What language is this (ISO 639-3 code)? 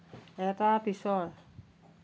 asm